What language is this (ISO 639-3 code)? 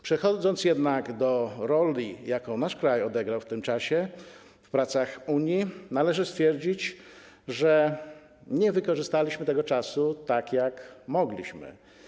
pol